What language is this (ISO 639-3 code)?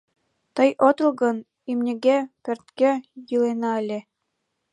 chm